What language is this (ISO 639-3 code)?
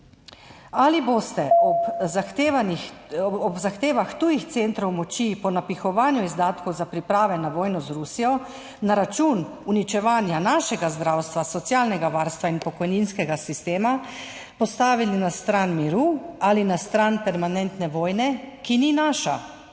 slv